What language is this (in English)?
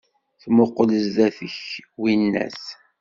Kabyle